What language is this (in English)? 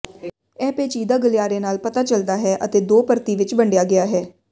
Punjabi